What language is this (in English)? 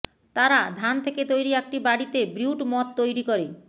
Bangla